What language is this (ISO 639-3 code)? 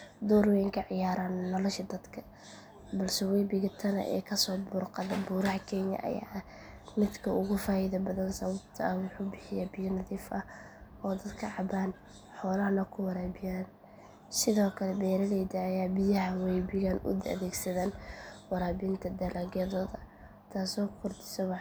som